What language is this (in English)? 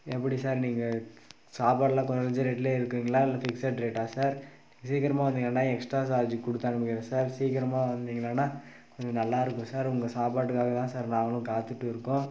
Tamil